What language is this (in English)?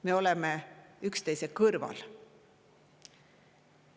Estonian